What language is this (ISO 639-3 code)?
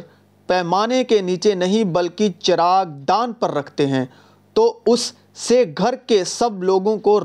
urd